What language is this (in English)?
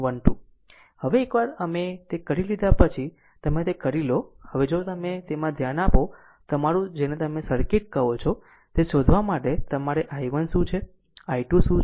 Gujarati